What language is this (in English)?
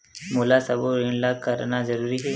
Chhattisgarhi